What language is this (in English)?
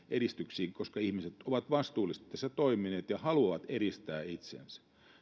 Finnish